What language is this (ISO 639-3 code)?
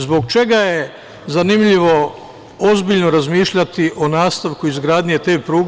srp